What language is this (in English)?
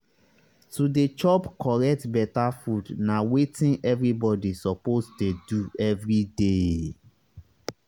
Nigerian Pidgin